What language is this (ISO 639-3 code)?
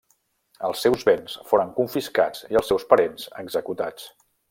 cat